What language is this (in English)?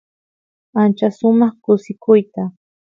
Santiago del Estero Quichua